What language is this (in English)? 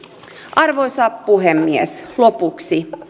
Finnish